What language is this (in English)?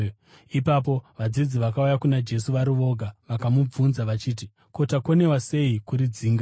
Shona